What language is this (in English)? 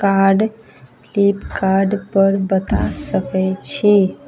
Maithili